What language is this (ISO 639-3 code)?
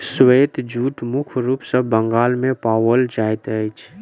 mai